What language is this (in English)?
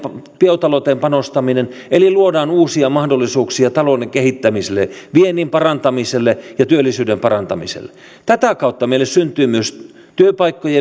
Finnish